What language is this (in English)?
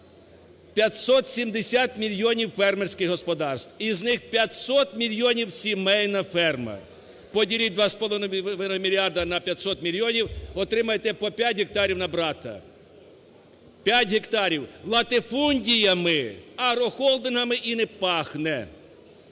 Ukrainian